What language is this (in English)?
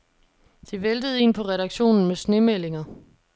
Danish